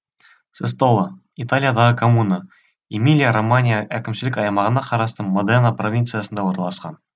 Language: Kazakh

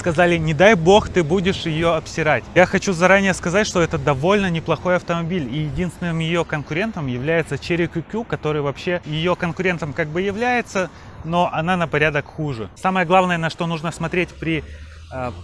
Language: Russian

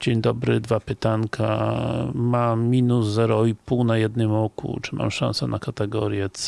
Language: Polish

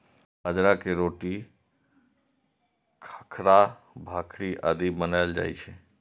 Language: Maithili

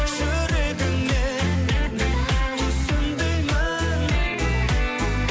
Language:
Kazakh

